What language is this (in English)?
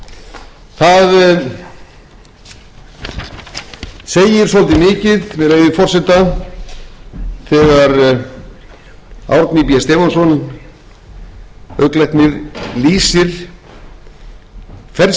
Icelandic